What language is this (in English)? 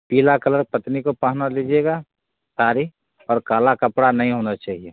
Hindi